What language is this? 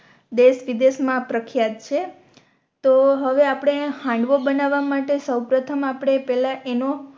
Gujarati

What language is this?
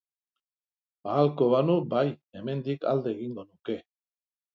Basque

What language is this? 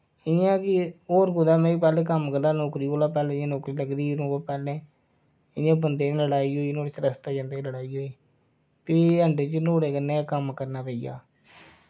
Dogri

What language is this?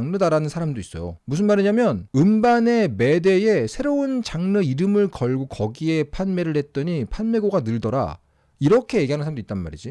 Korean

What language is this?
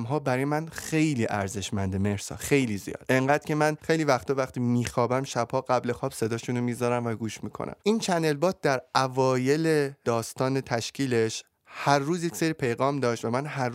Persian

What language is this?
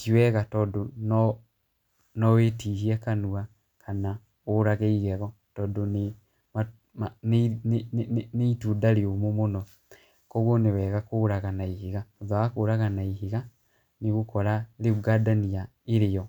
Kikuyu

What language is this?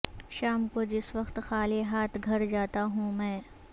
Urdu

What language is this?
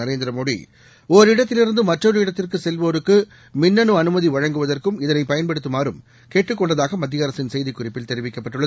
Tamil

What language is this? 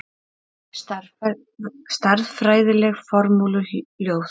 Icelandic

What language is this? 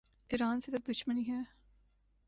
Urdu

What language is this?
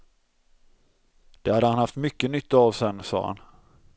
Swedish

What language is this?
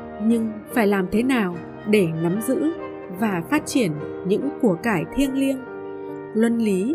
Vietnamese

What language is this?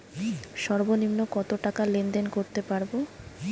Bangla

